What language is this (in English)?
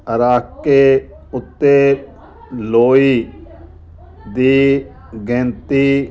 Punjabi